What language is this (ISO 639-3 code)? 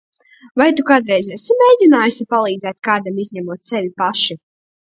lav